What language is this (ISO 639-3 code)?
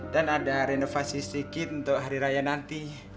ind